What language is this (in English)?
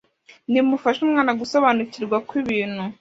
Kinyarwanda